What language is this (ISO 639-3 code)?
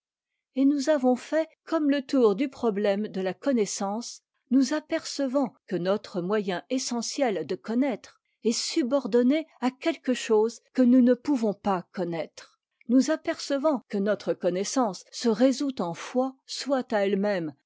fra